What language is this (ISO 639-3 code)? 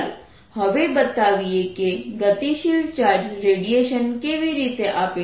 guj